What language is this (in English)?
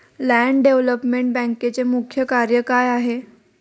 Marathi